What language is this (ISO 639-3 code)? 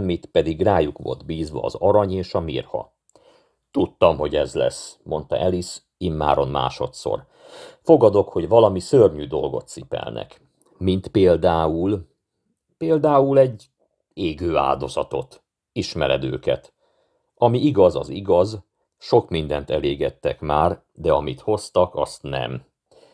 hun